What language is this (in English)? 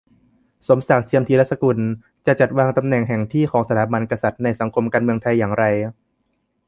Thai